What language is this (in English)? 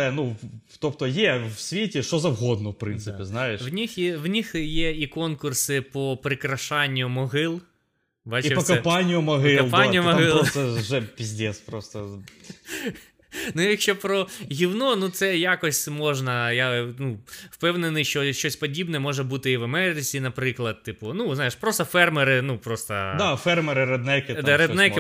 Ukrainian